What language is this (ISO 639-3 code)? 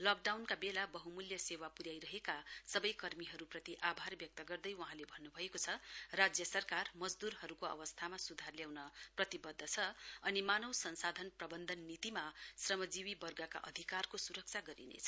nep